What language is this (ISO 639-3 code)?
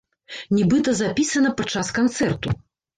bel